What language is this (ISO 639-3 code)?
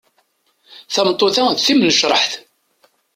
kab